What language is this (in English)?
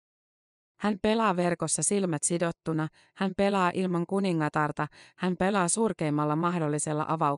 Finnish